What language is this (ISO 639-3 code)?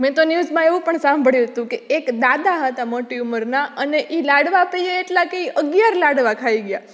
guj